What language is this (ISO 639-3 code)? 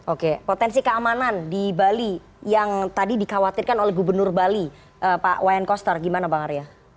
ind